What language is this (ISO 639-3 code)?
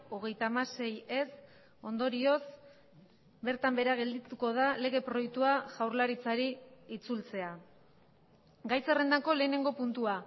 eus